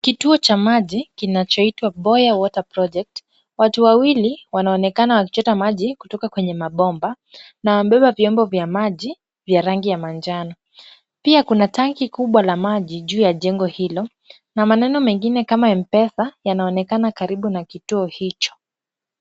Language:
Swahili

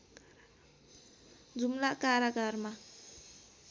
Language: Nepali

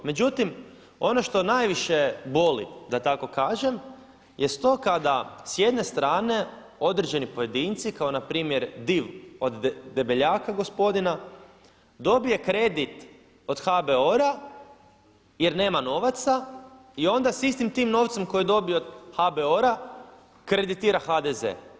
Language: Croatian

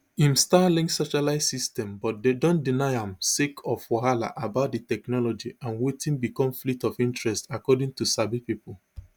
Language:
Nigerian Pidgin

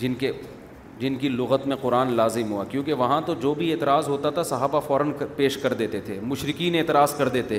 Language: Urdu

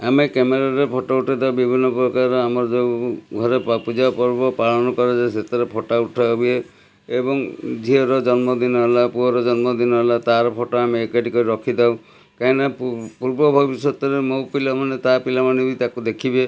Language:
Odia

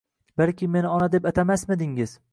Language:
Uzbek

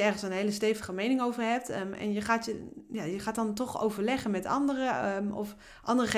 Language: Dutch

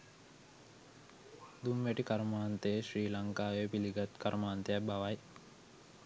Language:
Sinhala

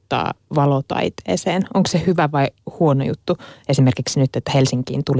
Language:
Finnish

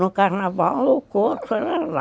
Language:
Portuguese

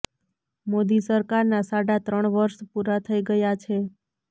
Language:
Gujarati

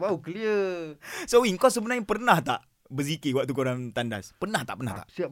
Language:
Malay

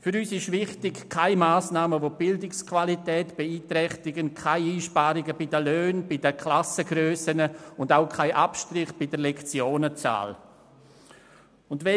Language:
Swiss German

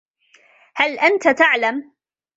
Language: Arabic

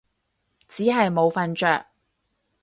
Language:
Cantonese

